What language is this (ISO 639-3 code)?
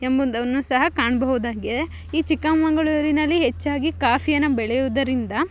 kan